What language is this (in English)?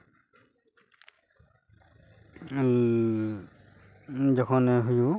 Santali